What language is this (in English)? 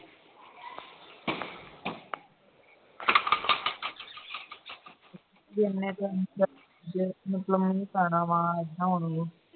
Punjabi